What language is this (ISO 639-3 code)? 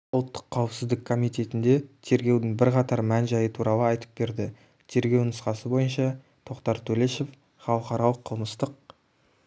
kaz